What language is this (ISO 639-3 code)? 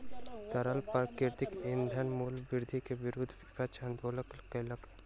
mai